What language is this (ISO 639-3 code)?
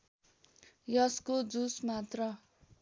nep